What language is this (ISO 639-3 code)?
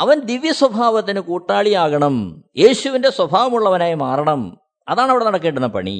mal